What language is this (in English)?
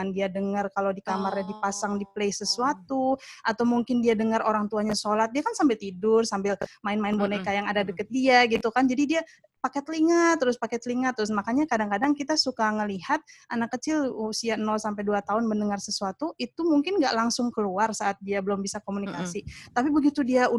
Indonesian